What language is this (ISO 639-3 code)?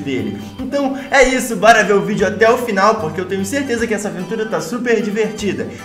por